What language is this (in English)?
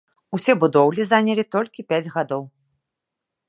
Belarusian